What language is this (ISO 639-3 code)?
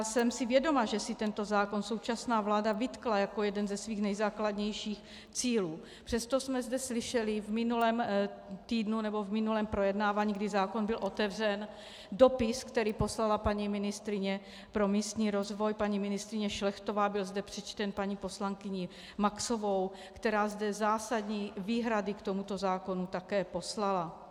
ces